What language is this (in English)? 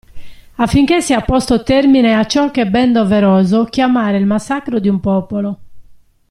Italian